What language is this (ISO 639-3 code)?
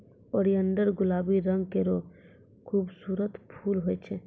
mai